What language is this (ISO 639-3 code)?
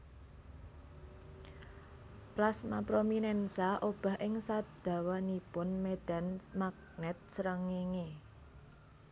jav